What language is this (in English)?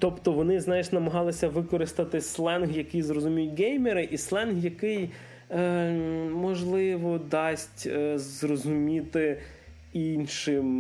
Ukrainian